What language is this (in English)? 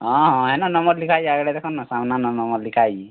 Odia